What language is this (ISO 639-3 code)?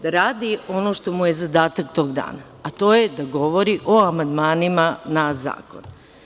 srp